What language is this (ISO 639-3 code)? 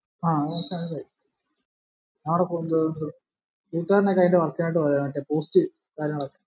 mal